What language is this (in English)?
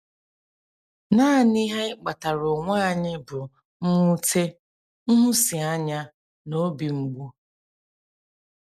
Igbo